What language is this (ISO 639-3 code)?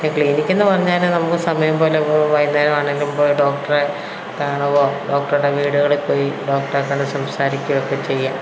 mal